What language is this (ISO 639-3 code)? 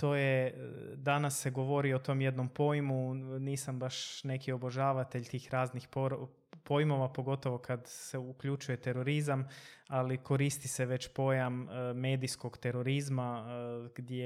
hrv